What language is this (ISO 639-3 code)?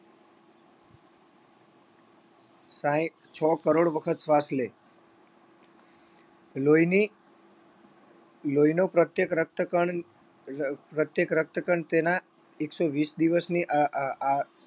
guj